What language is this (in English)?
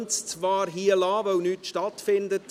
Swiss German